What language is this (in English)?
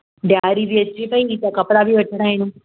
Sindhi